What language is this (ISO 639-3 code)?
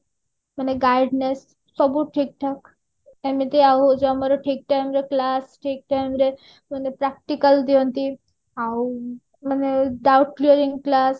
ori